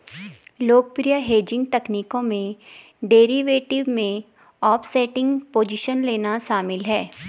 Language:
Hindi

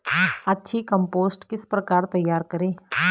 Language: Hindi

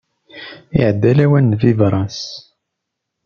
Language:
Kabyle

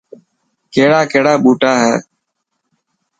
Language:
Dhatki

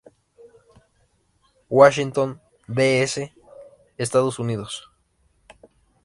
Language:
Spanish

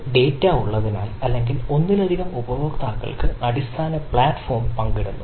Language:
Malayalam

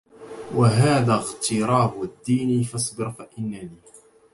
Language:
Arabic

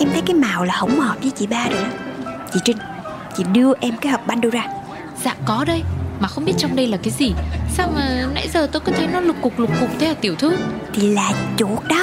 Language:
Vietnamese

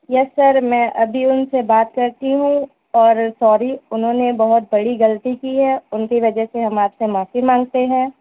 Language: Urdu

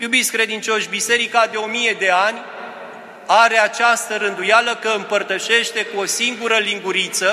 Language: Romanian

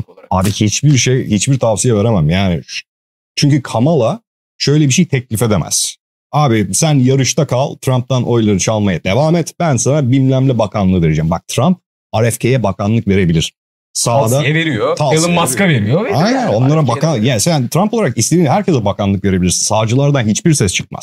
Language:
Turkish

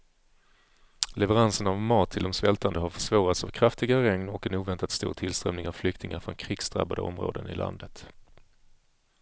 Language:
Swedish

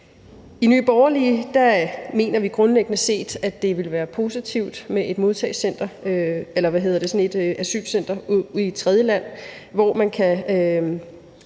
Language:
Danish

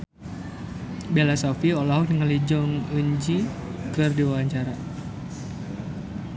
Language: Sundanese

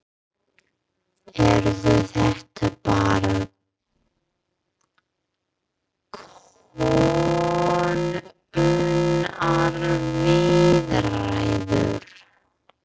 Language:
Icelandic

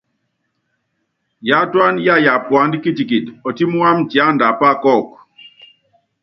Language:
Yangben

